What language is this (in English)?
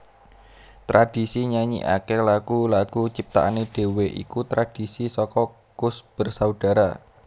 Javanese